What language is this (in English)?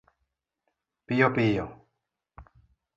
Luo (Kenya and Tanzania)